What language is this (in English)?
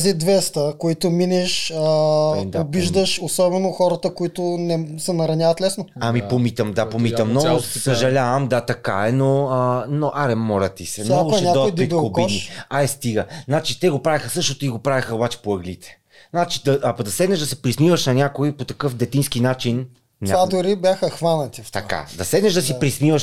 Bulgarian